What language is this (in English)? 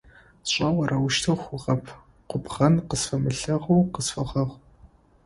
Adyghe